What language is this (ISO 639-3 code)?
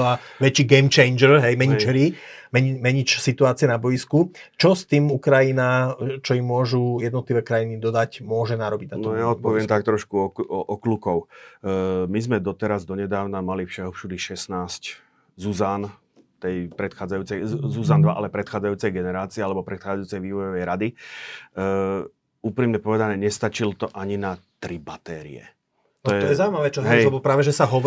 slk